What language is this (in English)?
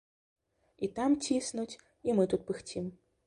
Belarusian